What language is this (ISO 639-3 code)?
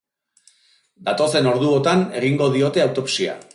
eus